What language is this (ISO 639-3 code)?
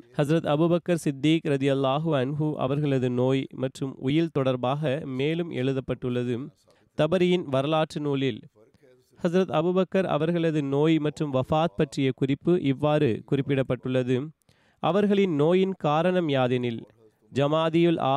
tam